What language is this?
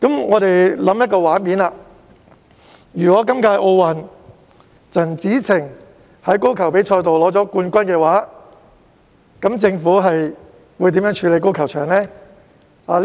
Cantonese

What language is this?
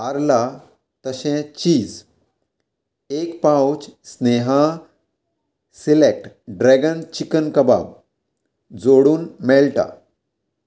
Konkani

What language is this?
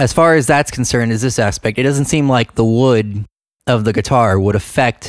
English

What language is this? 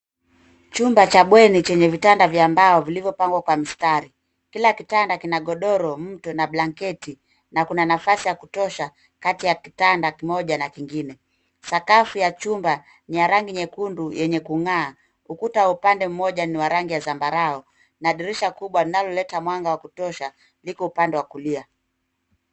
Swahili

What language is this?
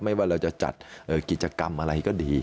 Thai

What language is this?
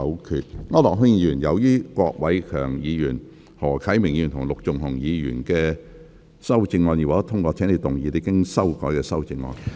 Cantonese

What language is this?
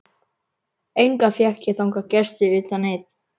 Icelandic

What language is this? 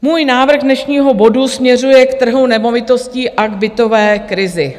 Czech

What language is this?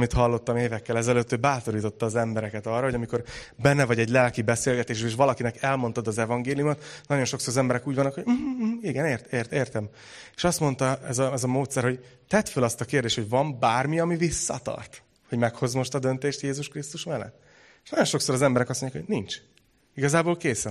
Hungarian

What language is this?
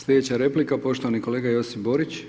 Croatian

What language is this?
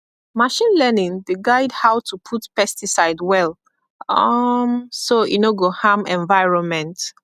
Nigerian Pidgin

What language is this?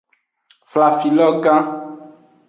Aja (Benin)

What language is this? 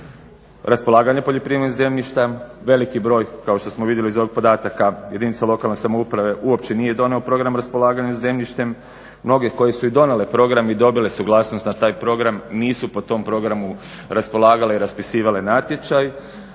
Croatian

